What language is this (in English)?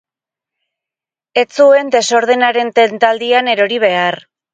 Basque